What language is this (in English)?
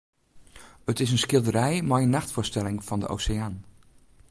Western Frisian